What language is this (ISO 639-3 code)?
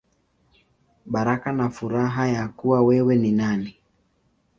swa